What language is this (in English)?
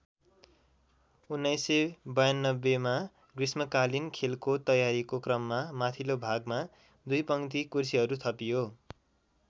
Nepali